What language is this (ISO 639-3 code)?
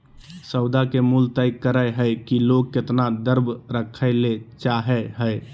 mag